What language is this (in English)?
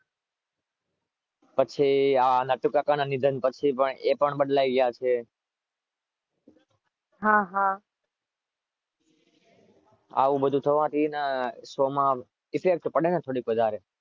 Gujarati